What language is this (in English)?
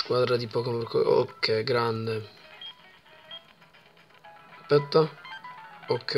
Italian